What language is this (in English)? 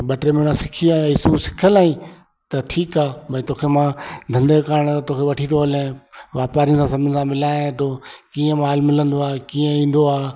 Sindhi